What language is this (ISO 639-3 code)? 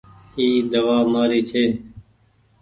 gig